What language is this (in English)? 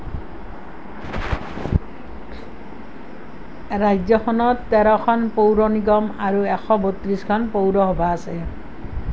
Assamese